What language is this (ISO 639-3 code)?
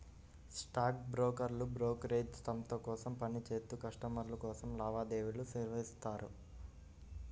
tel